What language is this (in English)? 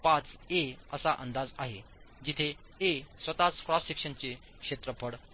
Marathi